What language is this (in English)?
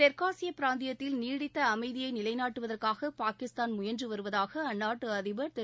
Tamil